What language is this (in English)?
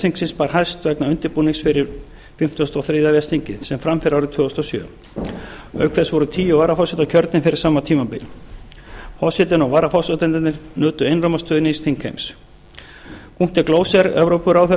Icelandic